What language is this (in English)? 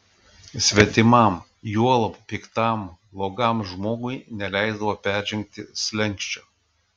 Lithuanian